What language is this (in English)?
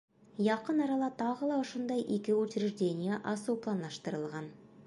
Bashkir